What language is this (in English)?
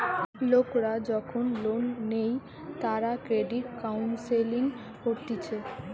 Bangla